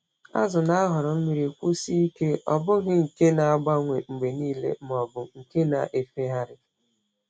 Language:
Igbo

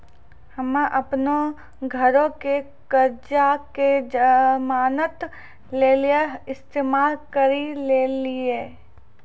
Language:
Maithili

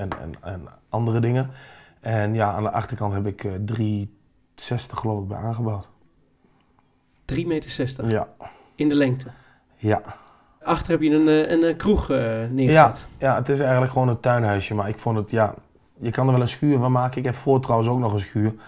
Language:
Dutch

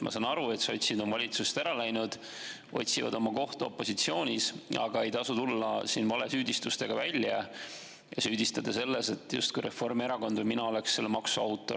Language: Estonian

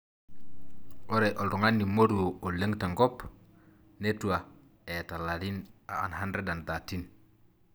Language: Masai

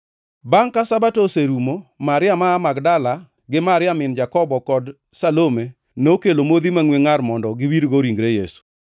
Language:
Luo (Kenya and Tanzania)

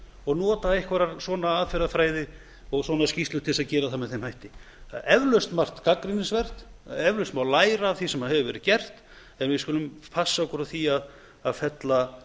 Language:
Icelandic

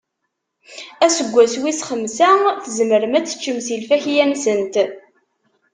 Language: Kabyle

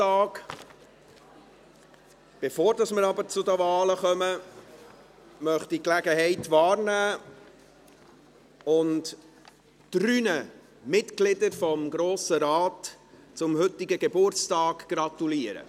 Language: Swiss German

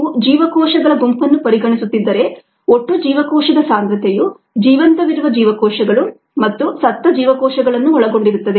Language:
Kannada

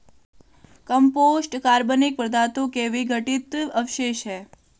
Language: Hindi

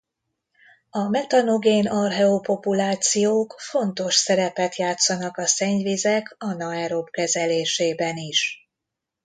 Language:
Hungarian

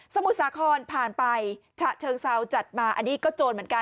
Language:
Thai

